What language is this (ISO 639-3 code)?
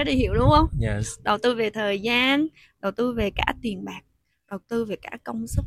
vie